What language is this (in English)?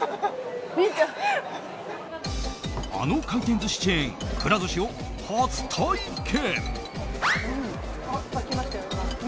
Japanese